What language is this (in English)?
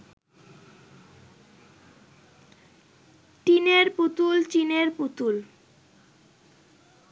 Bangla